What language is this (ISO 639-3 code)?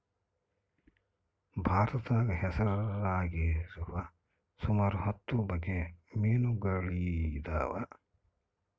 kan